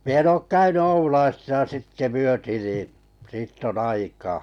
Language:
Finnish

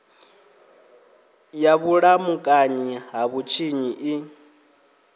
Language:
Venda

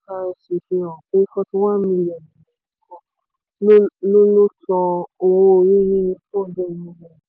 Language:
Yoruba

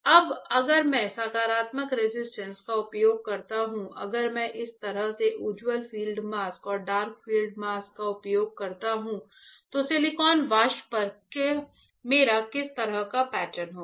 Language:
Hindi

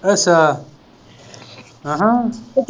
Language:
Punjabi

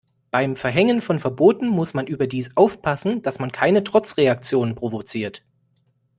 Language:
German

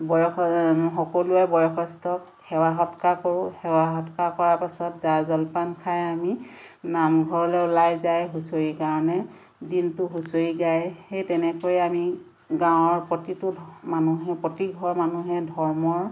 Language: Assamese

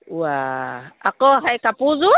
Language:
Assamese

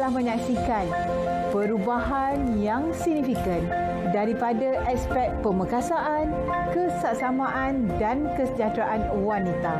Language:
Malay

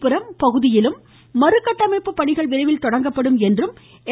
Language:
Tamil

